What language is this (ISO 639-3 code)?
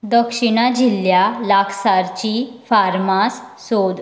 kok